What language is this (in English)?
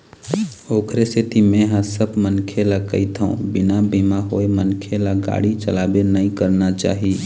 Chhattisgarhi